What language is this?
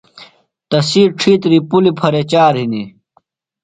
Phalura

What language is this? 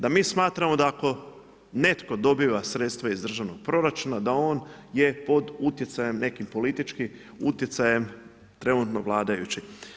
Croatian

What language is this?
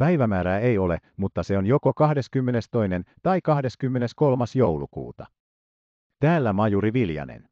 Finnish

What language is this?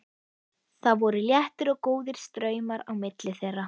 Icelandic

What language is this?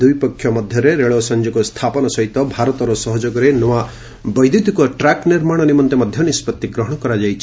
Odia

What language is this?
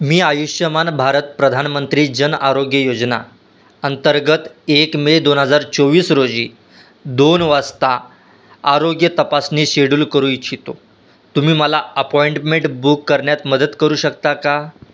Marathi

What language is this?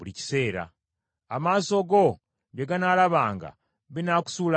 Ganda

